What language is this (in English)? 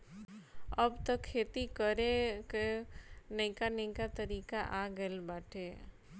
Bhojpuri